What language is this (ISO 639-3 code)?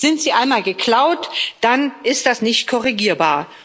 deu